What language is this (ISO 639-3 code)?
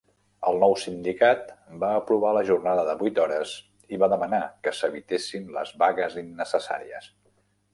cat